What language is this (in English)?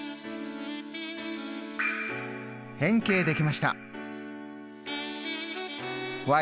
Japanese